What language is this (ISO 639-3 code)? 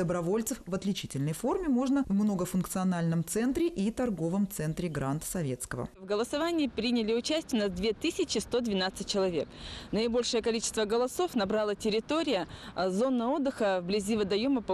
rus